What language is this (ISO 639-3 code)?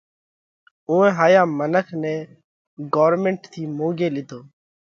kvx